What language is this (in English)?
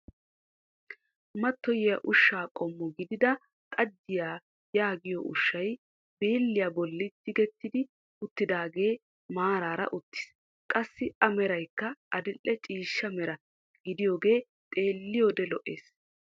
Wolaytta